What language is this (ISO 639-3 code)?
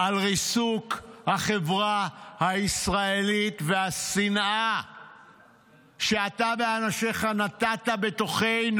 heb